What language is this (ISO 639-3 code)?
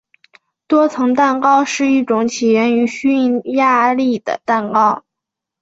zho